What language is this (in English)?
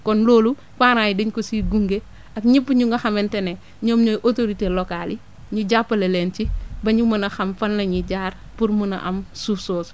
Wolof